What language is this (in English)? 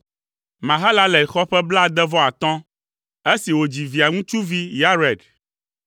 Ewe